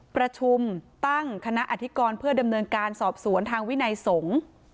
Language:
Thai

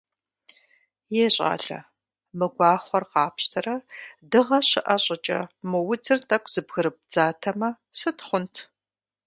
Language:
Kabardian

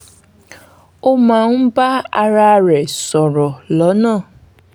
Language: Yoruba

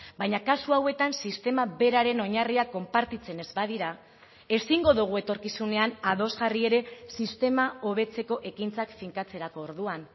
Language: Basque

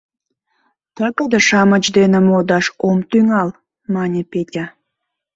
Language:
Mari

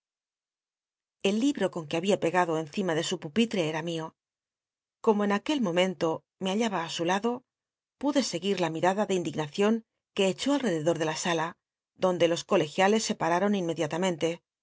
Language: Spanish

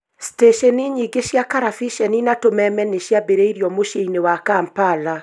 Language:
Kikuyu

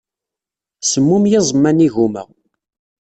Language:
Kabyle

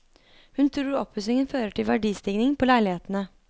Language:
Norwegian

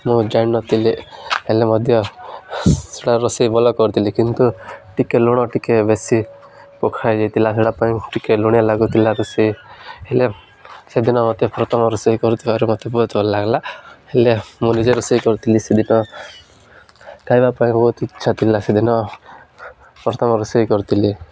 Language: Odia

